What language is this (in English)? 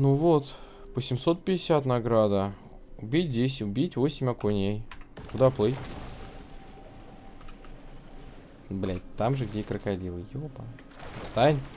Russian